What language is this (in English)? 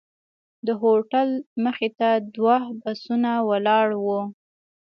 Pashto